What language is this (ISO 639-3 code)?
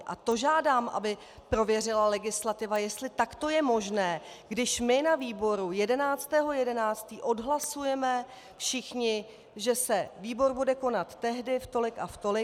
ces